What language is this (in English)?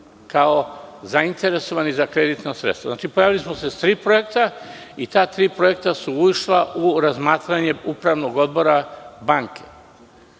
Serbian